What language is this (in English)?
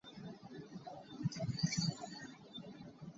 Hakha Chin